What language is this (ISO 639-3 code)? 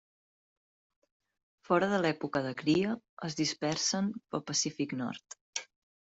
cat